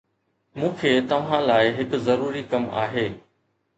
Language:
Sindhi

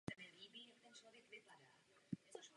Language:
Czech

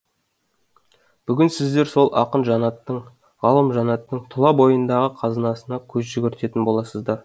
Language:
Kazakh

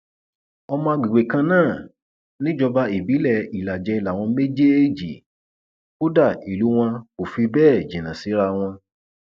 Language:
Yoruba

